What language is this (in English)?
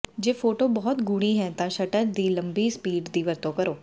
Punjabi